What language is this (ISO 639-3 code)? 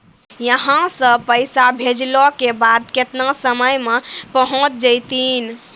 mai